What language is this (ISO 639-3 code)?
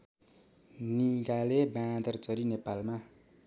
nep